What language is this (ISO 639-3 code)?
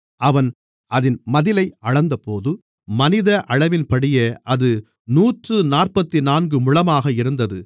tam